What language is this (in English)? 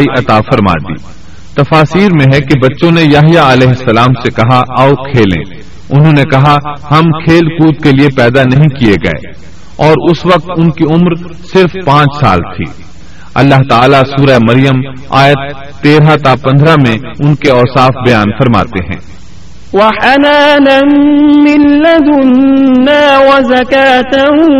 Urdu